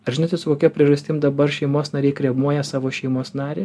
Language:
Lithuanian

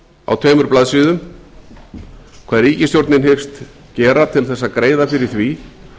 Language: Icelandic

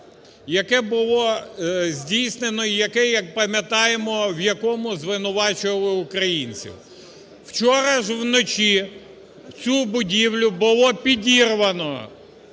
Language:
Ukrainian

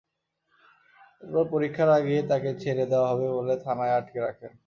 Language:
Bangla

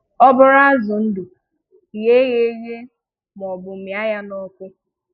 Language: Igbo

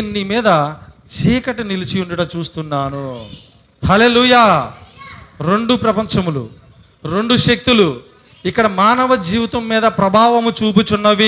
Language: Telugu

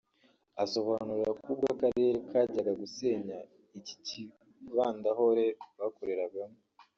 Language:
Kinyarwanda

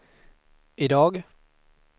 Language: Swedish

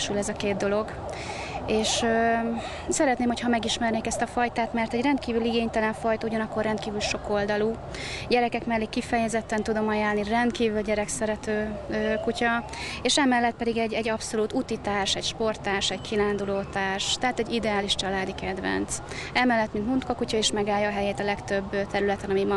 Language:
Hungarian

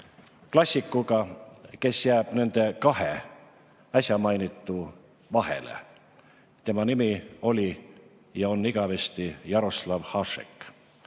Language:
Estonian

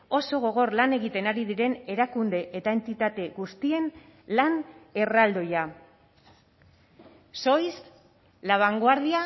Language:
Basque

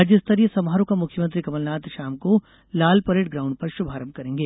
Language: Hindi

